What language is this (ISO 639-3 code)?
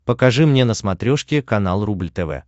rus